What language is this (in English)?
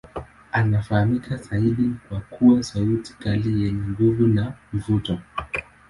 Swahili